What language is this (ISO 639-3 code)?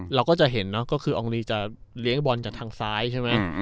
tha